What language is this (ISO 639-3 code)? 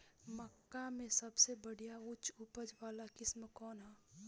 bho